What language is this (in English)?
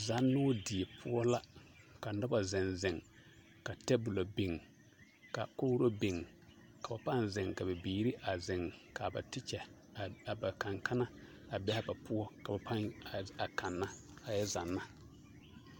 Southern Dagaare